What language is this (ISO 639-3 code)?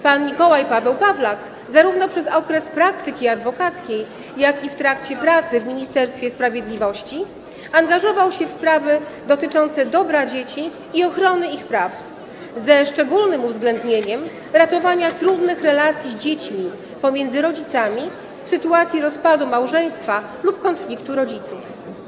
pol